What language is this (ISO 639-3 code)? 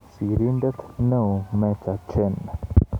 kln